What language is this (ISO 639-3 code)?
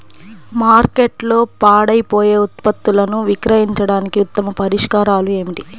tel